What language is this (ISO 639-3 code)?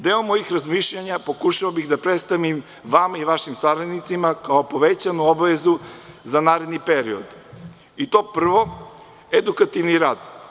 srp